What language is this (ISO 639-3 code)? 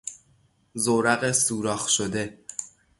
fas